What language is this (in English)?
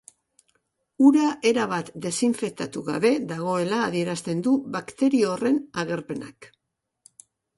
Basque